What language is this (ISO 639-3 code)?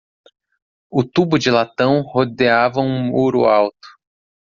por